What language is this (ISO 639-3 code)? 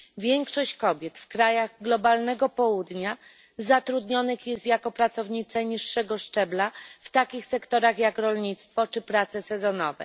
pol